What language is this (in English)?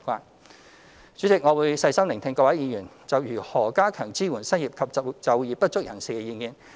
Cantonese